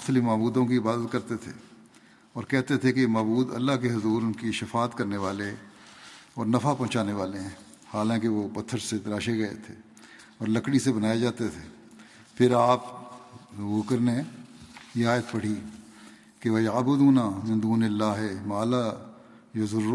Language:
Urdu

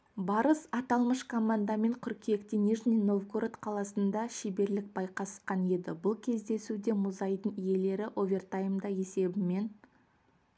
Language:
Kazakh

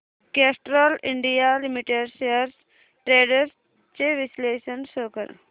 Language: Marathi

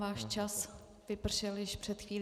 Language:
Czech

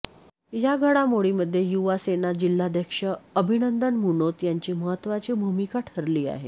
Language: Marathi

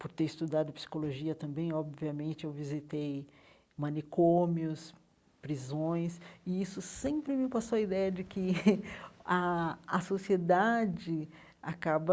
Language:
Portuguese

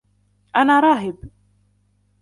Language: Arabic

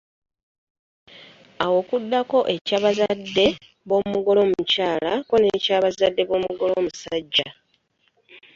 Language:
Ganda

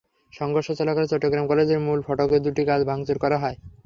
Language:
Bangla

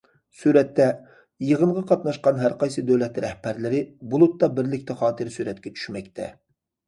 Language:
Uyghur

